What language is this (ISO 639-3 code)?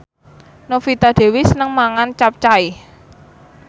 jav